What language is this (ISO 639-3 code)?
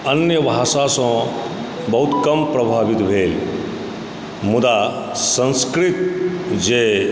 mai